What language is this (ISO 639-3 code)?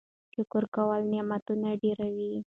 pus